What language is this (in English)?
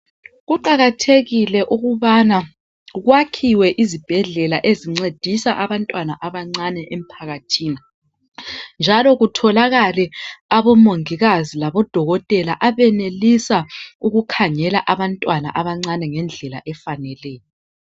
North Ndebele